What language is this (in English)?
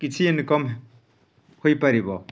Odia